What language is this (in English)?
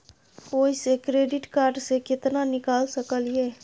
Maithili